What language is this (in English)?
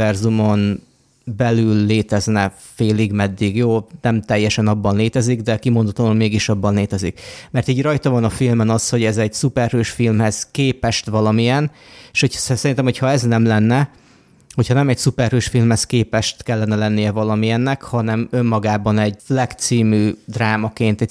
Hungarian